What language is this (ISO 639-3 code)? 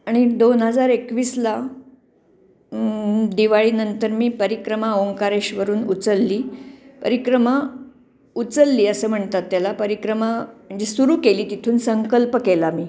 mar